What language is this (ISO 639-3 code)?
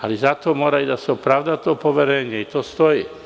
srp